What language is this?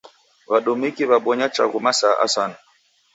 Taita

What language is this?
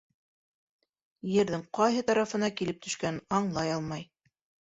Bashkir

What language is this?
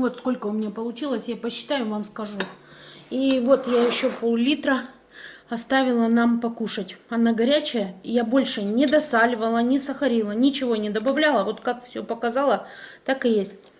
Russian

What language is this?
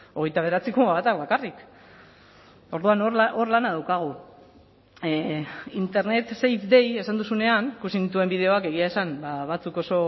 Basque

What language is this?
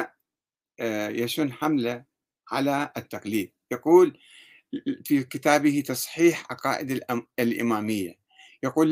Arabic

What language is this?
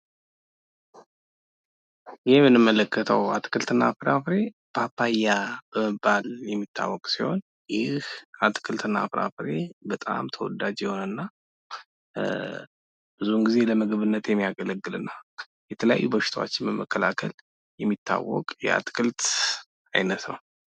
Amharic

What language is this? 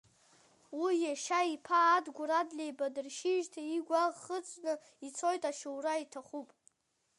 Abkhazian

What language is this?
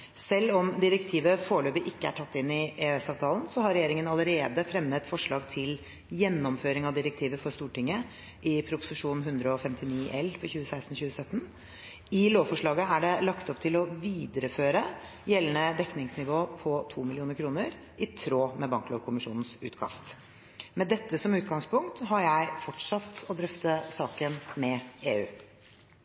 Norwegian Bokmål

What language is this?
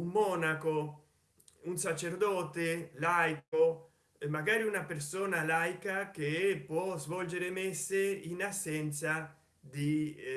Italian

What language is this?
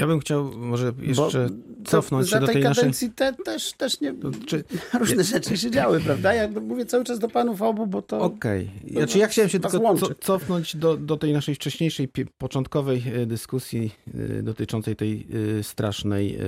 Polish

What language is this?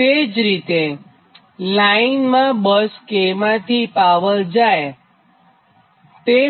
Gujarati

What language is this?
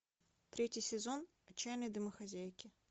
Russian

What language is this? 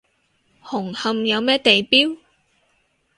Cantonese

